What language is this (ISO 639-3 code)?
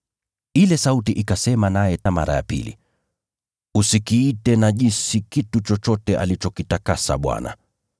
swa